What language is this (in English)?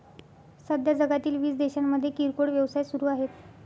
Marathi